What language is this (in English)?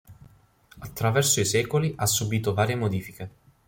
Italian